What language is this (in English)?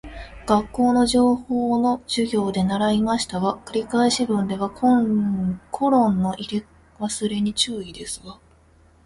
Japanese